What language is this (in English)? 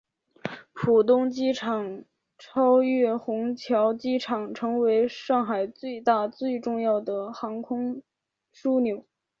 Chinese